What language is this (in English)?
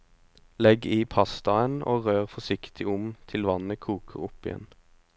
Norwegian